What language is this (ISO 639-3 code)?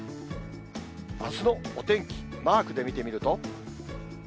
jpn